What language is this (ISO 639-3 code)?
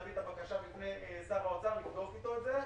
heb